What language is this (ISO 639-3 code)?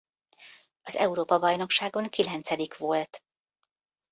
hun